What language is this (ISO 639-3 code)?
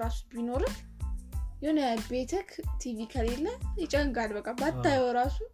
amh